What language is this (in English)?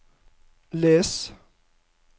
Norwegian